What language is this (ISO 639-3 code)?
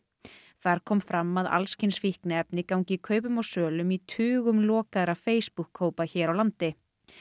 isl